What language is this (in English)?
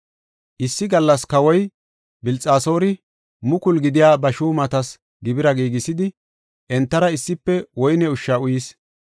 Gofa